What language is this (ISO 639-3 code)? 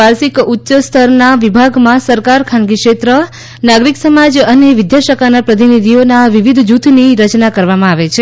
guj